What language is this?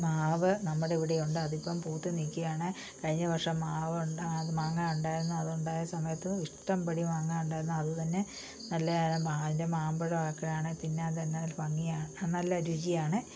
Malayalam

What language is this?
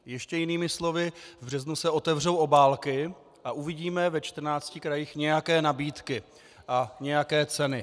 Czech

